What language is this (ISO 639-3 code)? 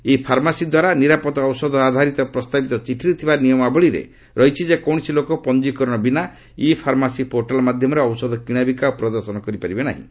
ori